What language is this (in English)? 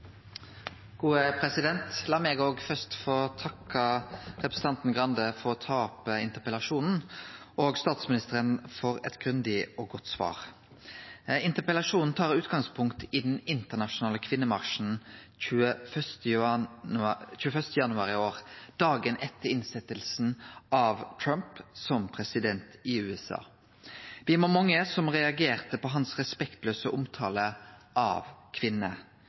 Norwegian Nynorsk